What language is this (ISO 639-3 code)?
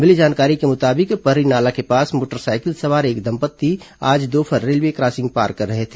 hin